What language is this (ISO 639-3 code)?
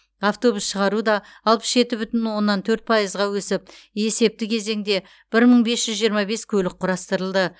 kaz